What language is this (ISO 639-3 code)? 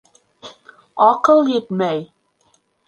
bak